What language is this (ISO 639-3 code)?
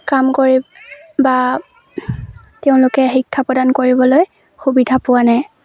asm